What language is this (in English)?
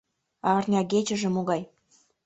Mari